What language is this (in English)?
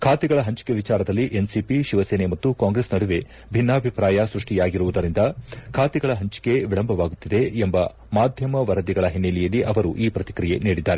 Kannada